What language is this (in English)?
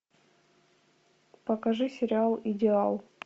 Russian